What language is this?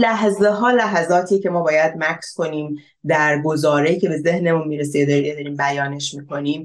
Persian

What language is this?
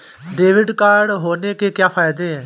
Hindi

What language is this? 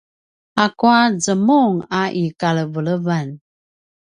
Paiwan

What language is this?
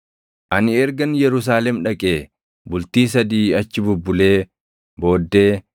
Oromo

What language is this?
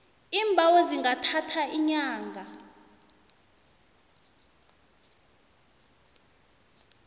South Ndebele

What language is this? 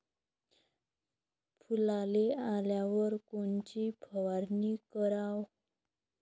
Marathi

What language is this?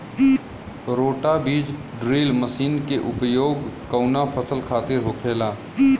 Bhojpuri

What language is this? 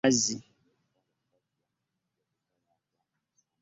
Ganda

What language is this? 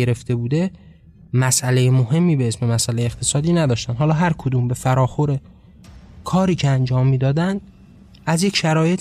Persian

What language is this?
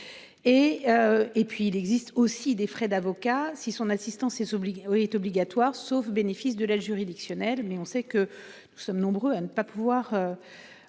French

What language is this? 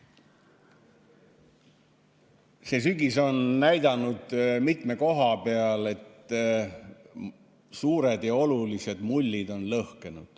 Estonian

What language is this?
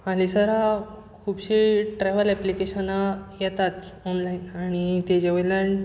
Konkani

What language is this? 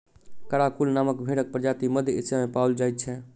Maithili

